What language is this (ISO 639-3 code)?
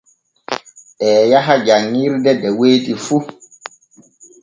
fue